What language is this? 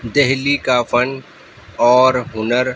Urdu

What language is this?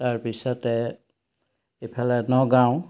Assamese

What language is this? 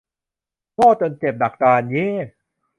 Thai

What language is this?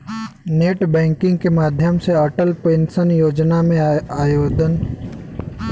Bhojpuri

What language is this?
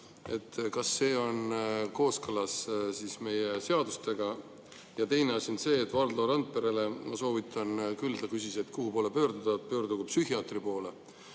Estonian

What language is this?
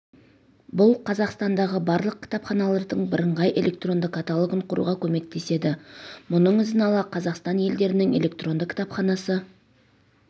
Kazakh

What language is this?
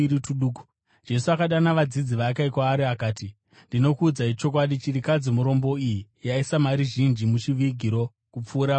Shona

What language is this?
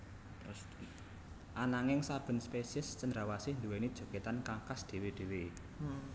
Javanese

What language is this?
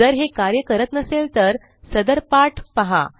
Marathi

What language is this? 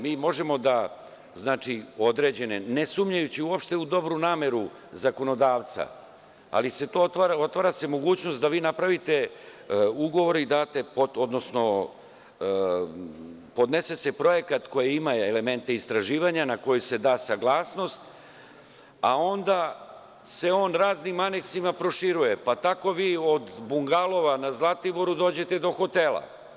Serbian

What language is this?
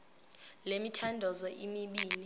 Xhosa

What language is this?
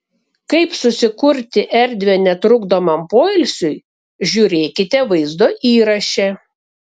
Lithuanian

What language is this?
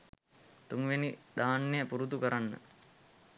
Sinhala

